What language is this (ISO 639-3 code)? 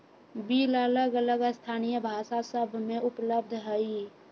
mag